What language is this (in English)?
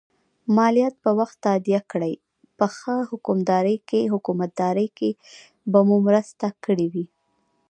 Pashto